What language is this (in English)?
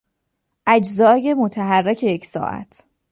Persian